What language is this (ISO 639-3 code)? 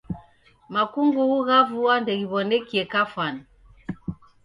dav